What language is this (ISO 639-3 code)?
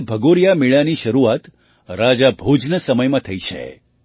guj